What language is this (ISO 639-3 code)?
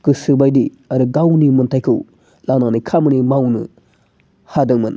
brx